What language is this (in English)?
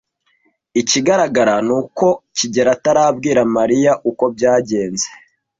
Kinyarwanda